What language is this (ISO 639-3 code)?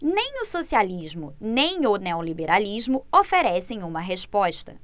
por